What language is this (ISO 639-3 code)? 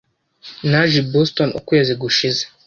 kin